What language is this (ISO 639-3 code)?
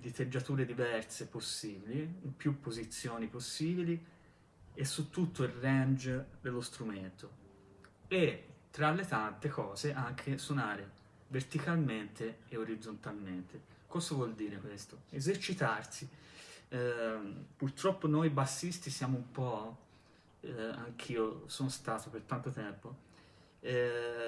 ita